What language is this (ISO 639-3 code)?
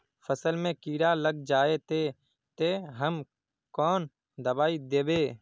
mag